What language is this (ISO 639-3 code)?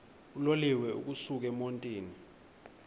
xho